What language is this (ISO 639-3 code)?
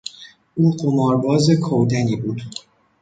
fas